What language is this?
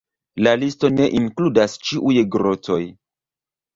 Esperanto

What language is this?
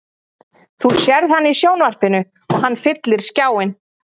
Icelandic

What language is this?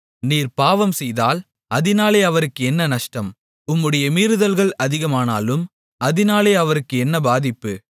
Tamil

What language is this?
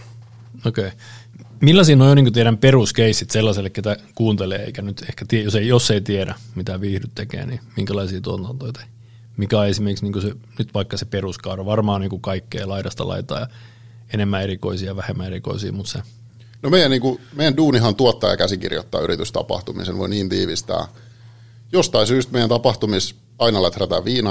Finnish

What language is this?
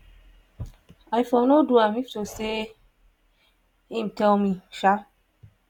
Nigerian Pidgin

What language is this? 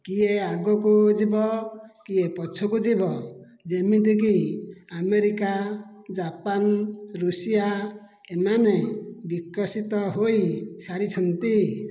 Odia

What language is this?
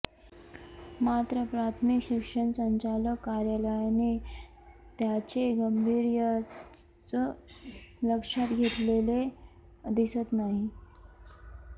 Marathi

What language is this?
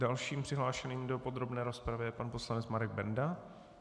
Czech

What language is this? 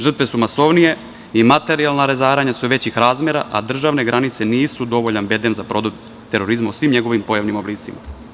Serbian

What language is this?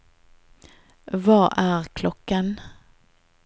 Norwegian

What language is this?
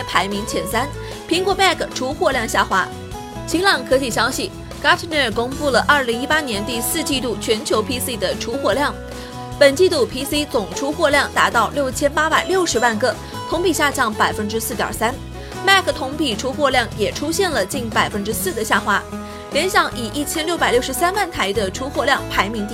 Chinese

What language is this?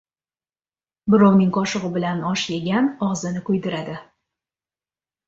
Uzbek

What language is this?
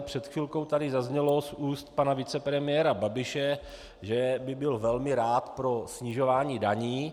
Czech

